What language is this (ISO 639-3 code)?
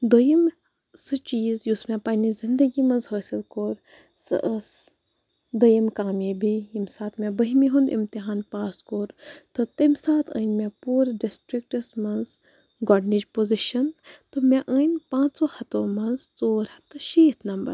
kas